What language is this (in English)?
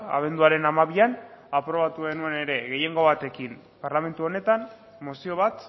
Basque